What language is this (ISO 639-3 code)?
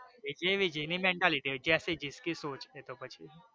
guj